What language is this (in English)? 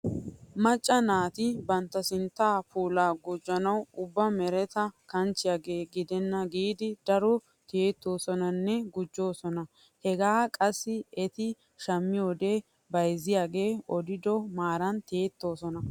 Wolaytta